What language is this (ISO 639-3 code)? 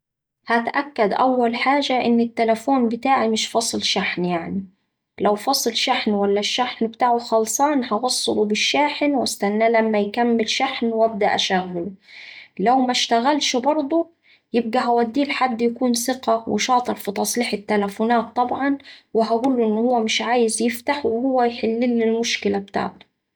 aec